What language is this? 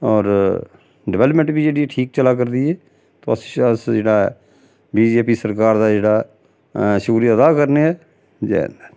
Dogri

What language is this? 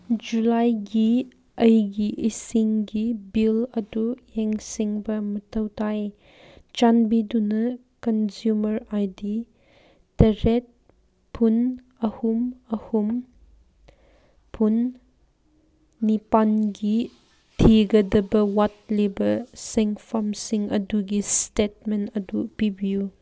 Manipuri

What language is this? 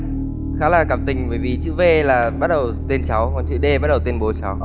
Vietnamese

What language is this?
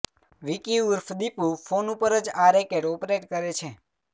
Gujarati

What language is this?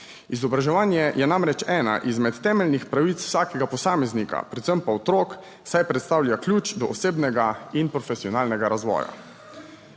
Slovenian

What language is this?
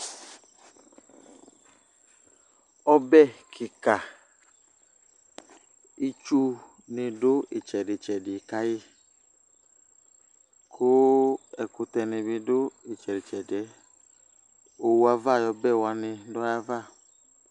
Ikposo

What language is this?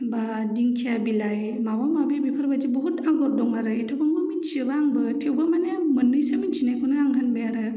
Bodo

